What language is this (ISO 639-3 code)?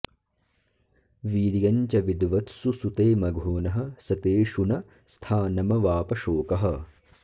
san